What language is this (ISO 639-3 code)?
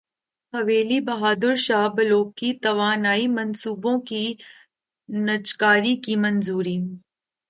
urd